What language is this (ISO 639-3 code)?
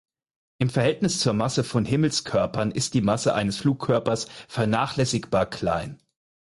deu